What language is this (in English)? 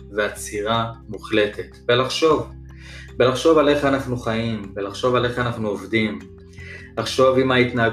Hebrew